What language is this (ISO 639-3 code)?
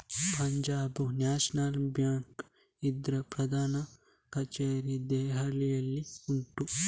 kan